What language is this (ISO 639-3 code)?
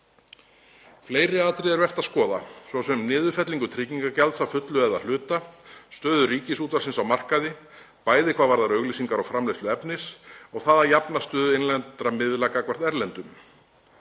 isl